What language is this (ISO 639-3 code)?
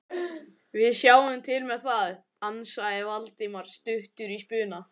isl